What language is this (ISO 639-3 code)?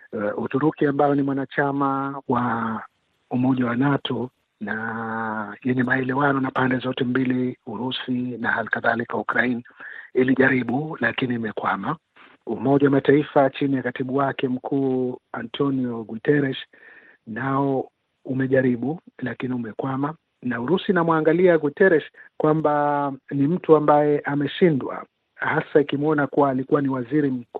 swa